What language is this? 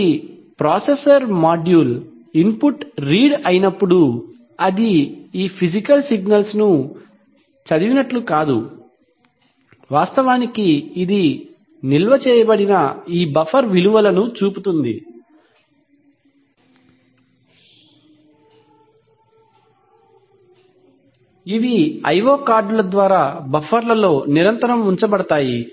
Telugu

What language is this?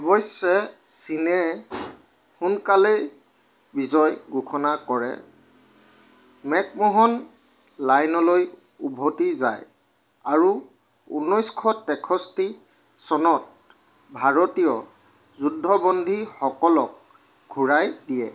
Assamese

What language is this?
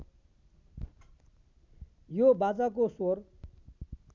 Nepali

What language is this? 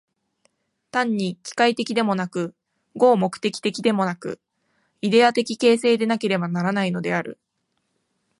Japanese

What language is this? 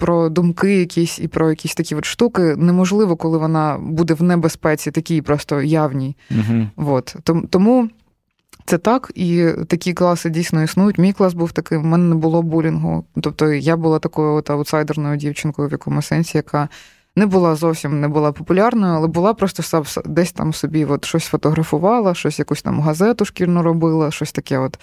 Ukrainian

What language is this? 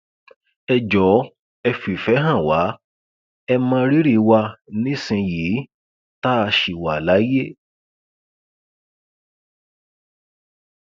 Yoruba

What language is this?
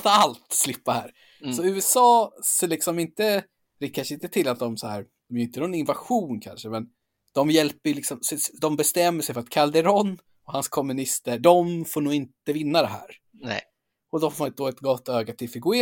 Swedish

